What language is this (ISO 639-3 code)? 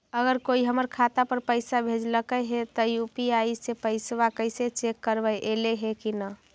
mag